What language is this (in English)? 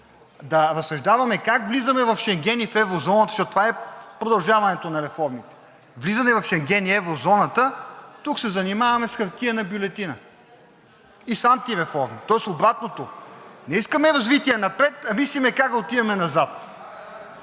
Bulgarian